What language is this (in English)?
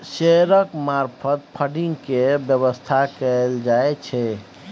Maithili